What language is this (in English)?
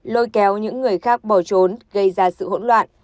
Vietnamese